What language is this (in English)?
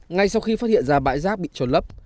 Vietnamese